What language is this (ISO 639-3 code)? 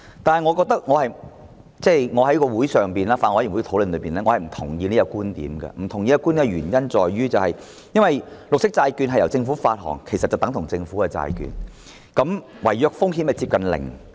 yue